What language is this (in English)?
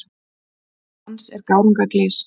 Icelandic